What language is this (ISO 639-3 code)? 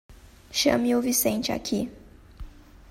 por